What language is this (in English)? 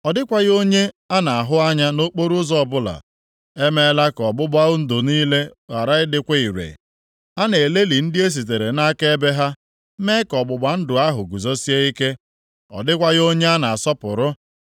Igbo